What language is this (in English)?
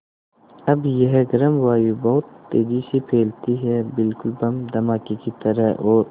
Hindi